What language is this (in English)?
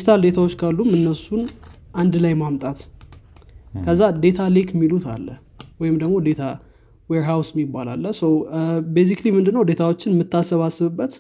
Amharic